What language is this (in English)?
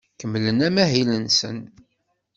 Kabyle